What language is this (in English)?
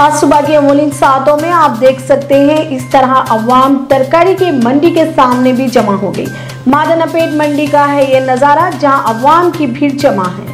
Hindi